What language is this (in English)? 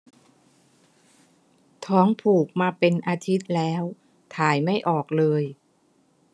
Thai